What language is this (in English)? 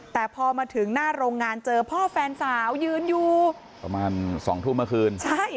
Thai